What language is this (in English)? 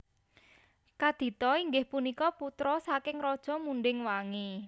Javanese